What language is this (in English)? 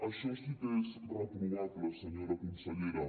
Catalan